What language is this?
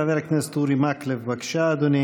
Hebrew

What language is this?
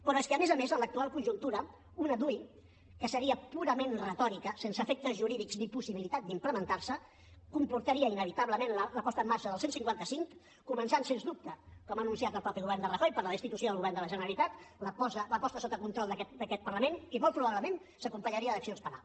Catalan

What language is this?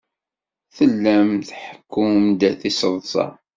Kabyle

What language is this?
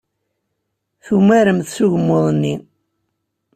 Kabyle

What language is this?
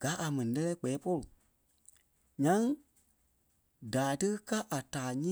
Kpelle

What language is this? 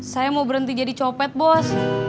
Indonesian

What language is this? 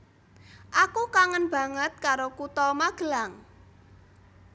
Javanese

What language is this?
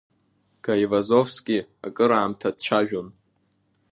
Abkhazian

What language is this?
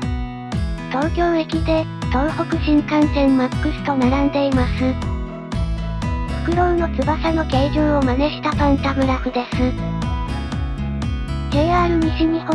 Japanese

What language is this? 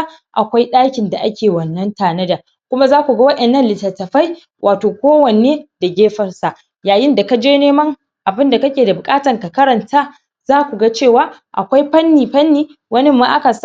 Hausa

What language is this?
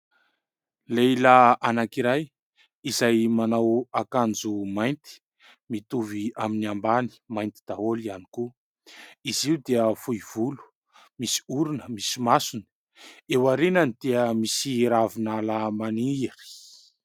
Malagasy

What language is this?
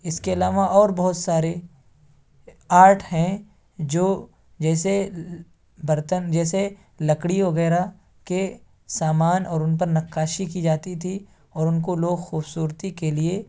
Urdu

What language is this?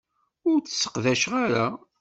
Kabyle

